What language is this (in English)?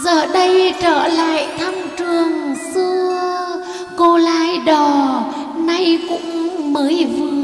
Vietnamese